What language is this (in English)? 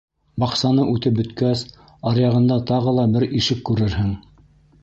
Bashkir